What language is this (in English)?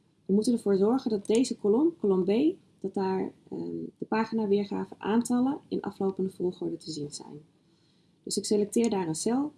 Dutch